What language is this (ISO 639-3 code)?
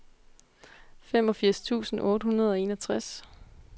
dan